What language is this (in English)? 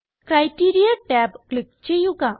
Malayalam